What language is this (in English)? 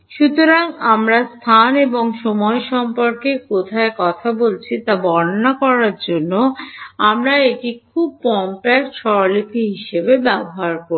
Bangla